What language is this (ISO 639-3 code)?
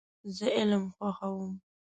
pus